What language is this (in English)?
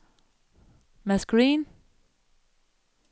Danish